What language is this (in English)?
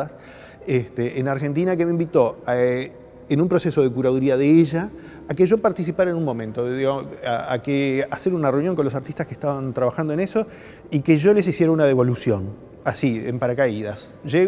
Spanish